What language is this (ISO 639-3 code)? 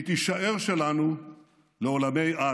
heb